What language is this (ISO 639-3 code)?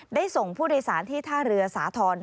tha